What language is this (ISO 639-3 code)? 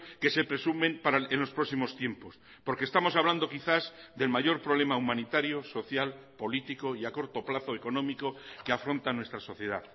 spa